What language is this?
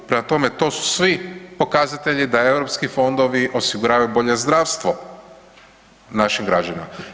Croatian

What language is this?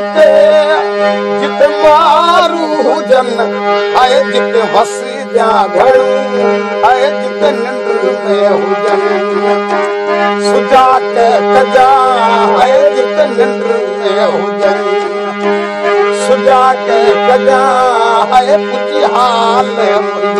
Arabic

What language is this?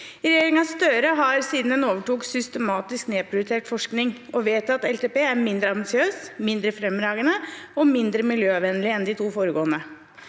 Norwegian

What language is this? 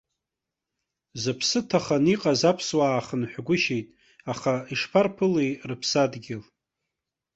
Abkhazian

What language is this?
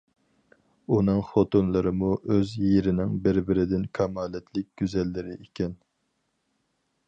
Uyghur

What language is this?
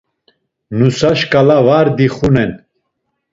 Laz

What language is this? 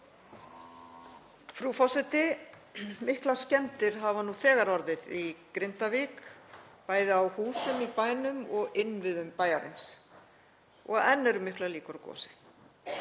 Icelandic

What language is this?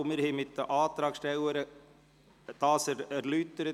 Swiss German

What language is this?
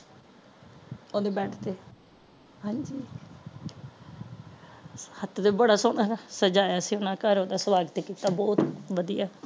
Punjabi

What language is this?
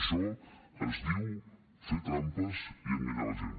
Catalan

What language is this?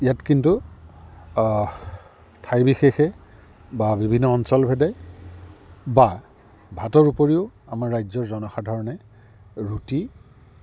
Assamese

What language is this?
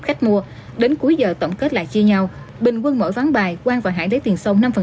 Vietnamese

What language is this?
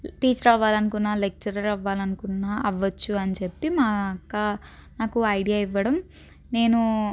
Telugu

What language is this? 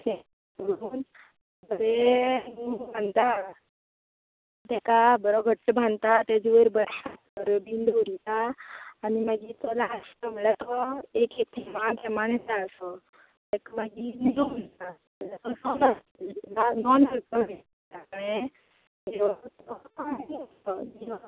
Konkani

